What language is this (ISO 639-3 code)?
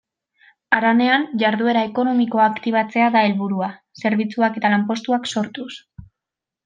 eus